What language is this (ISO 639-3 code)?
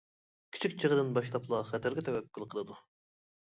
uig